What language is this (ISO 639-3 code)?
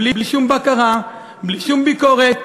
heb